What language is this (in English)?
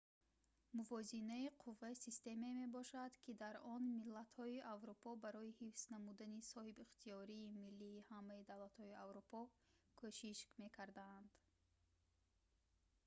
Tajik